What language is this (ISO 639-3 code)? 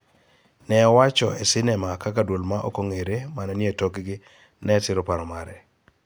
luo